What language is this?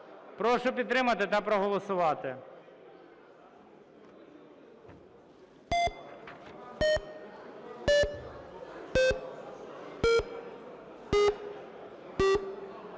Ukrainian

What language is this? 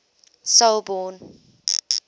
English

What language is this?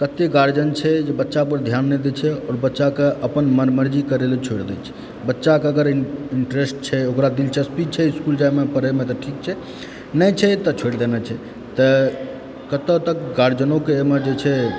Maithili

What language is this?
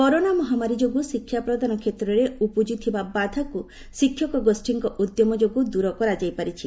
Odia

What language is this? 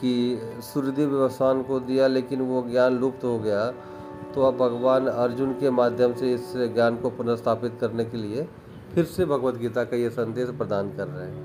Hindi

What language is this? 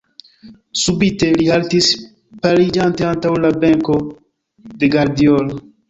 Esperanto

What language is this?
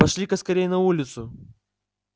Russian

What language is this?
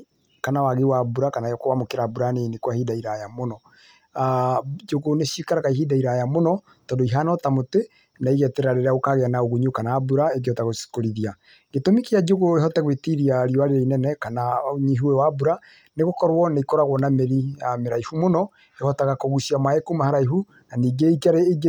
Kikuyu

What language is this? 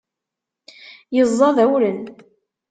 Kabyle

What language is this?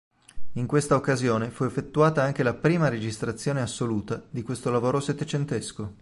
Italian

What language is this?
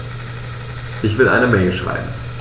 German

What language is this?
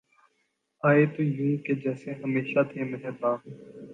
Urdu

